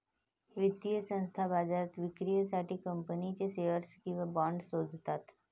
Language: Marathi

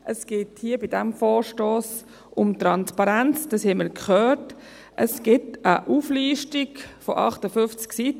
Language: Swiss German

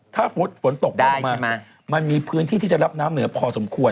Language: Thai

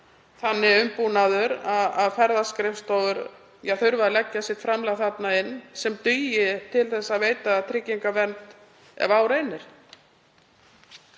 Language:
Icelandic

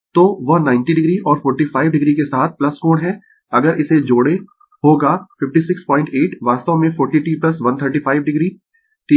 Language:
Hindi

